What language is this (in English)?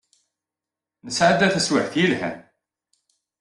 Kabyle